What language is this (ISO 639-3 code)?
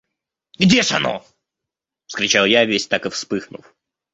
rus